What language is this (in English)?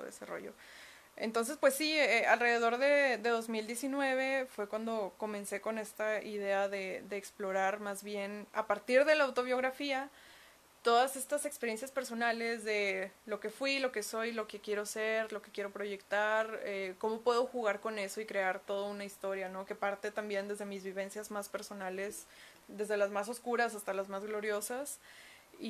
Spanish